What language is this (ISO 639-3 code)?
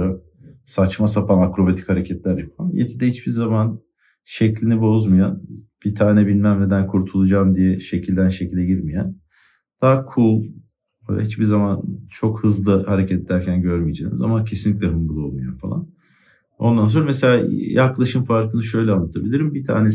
tur